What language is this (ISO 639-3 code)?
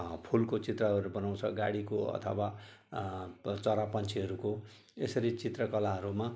nep